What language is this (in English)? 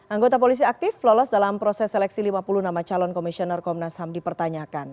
Indonesian